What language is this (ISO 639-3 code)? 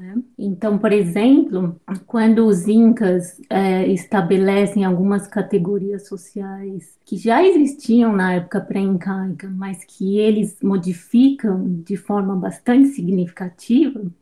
por